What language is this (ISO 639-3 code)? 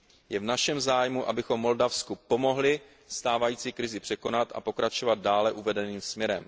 ces